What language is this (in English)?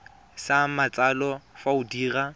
Tswana